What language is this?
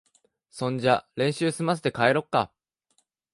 Japanese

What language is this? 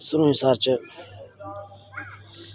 Dogri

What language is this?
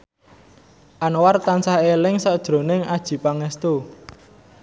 Javanese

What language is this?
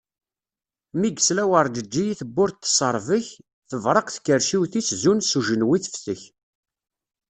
Kabyle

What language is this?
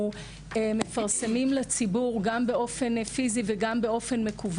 Hebrew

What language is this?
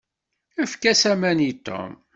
Kabyle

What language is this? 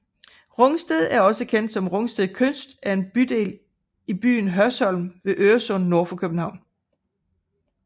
Danish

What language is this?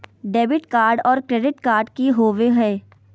Magahi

